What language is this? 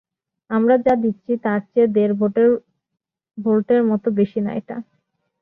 Bangla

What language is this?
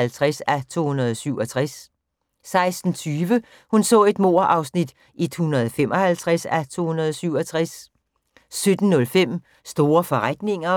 Danish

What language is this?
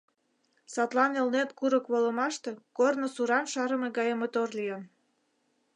Mari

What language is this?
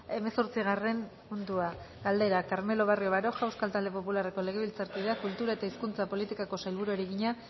Basque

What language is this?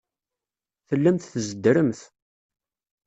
Kabyle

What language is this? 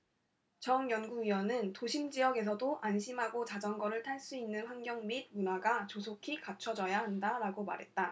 Korean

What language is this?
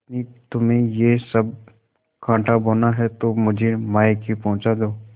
Hindi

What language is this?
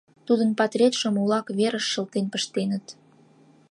Mari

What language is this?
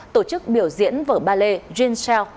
Vietnamese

